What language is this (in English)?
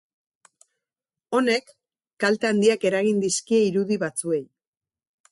Basque